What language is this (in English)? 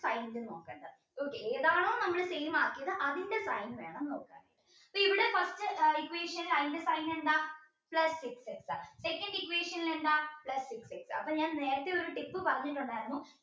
Malayalam